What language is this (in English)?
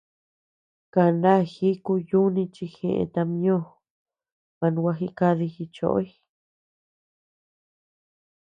Tepeuxila Cuicatec